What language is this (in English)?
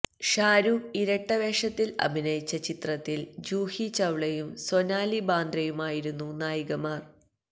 Malayalam